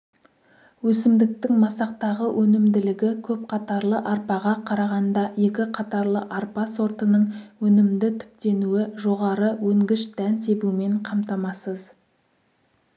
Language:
Kazakh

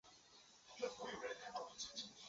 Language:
Chinese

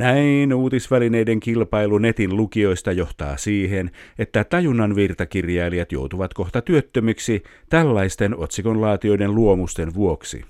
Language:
Finnish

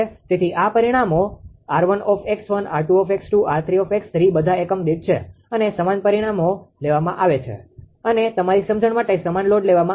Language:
Gujarati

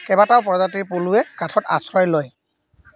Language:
Assamese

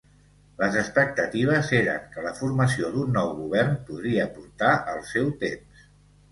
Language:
Catalan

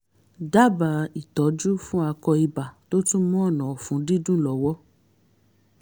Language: Yoruba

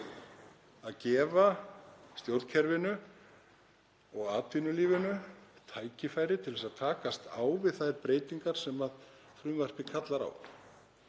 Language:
Icelandic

